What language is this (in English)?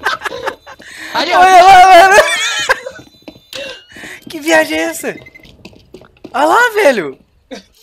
Portuguese